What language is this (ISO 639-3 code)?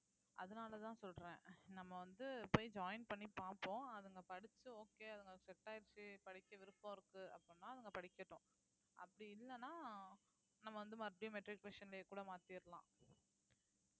tam